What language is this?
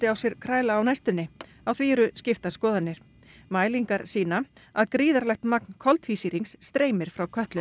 Icelandic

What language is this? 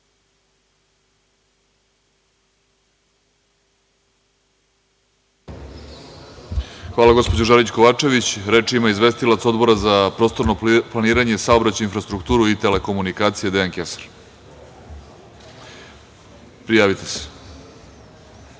Serbian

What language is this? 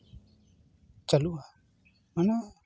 Santali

